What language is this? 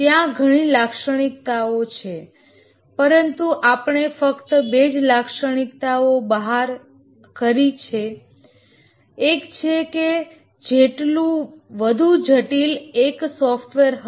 Gujarati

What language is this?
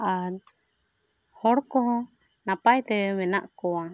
Santali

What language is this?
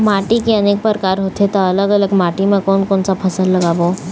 Chhattisgarhi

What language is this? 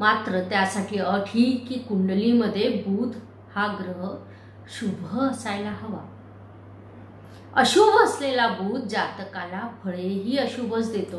Hindi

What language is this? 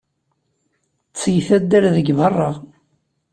Kabyle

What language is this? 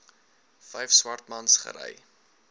Afrikaans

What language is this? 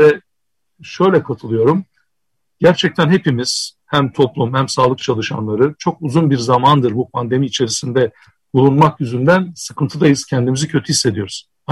Turkish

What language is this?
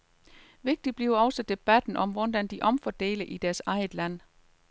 Danish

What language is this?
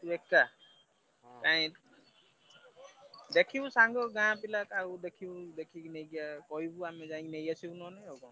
Odia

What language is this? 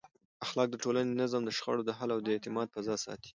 Pashto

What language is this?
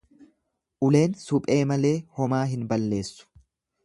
Oromo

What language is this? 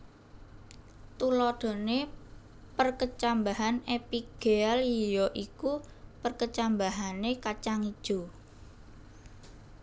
Javanese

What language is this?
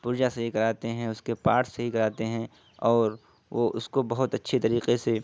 Urdu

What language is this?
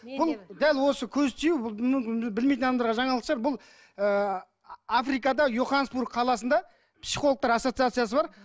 Kazakh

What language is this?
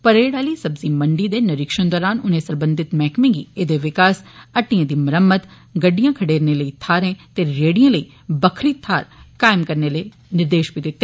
Dogri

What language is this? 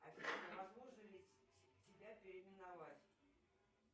Russian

